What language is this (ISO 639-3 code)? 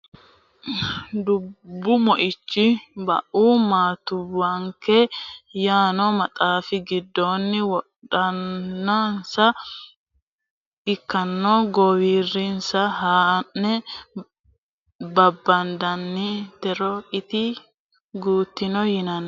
sid